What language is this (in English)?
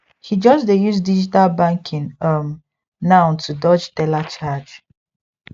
Nigerian Pidgin